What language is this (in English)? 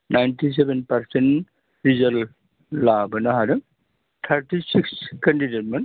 Bodo